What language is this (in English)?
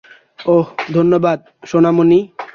Bangla